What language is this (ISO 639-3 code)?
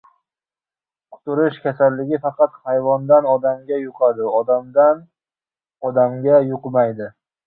uzb